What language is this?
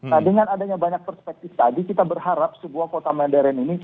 Indonesian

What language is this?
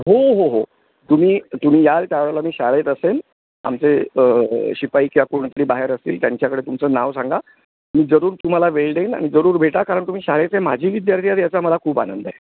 Marathi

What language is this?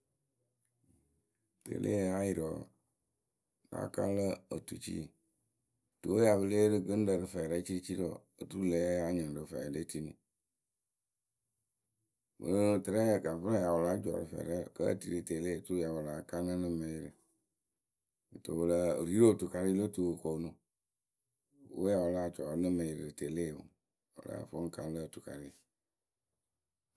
Akebu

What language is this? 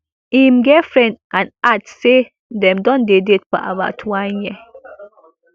Nigerian Pidgin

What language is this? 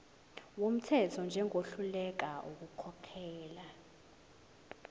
Zulu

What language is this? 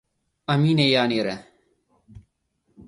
Tigrinya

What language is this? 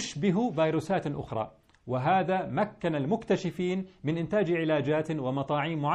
Arabic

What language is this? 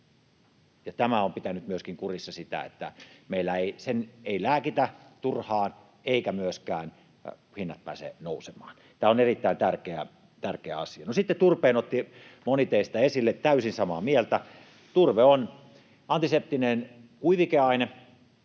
Finnish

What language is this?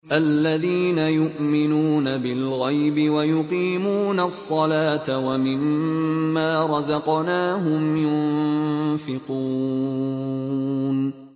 Arabic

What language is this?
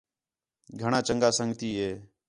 Khetrani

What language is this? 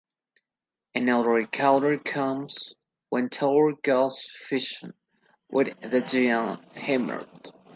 English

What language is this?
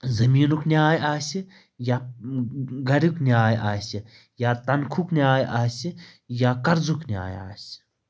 Kashmiri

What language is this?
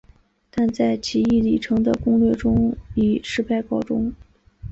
Chinese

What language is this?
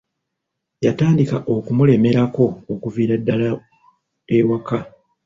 Ganda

